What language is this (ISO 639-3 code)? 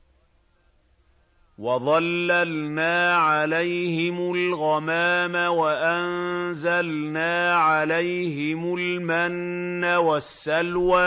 ara